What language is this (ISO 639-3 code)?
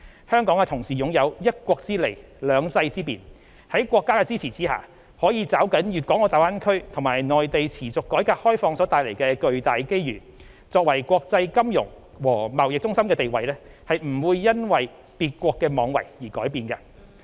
yue